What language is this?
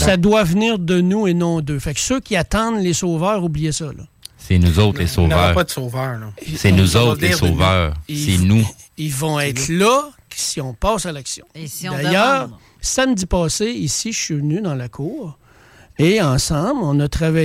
French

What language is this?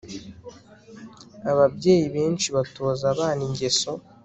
Kinyarwanda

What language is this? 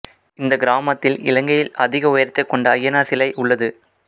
Tamil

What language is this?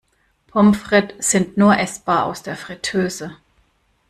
German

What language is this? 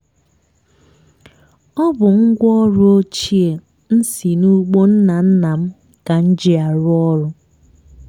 Igbo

